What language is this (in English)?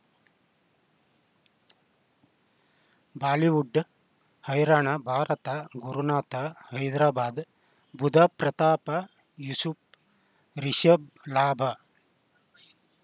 Kannada